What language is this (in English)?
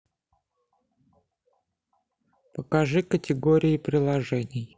Russian